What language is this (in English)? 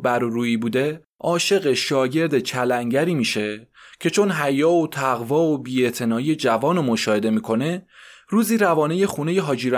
Persian